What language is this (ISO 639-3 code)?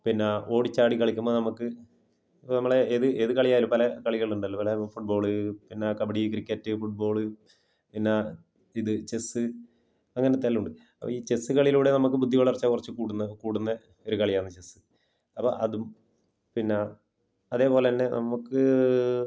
mal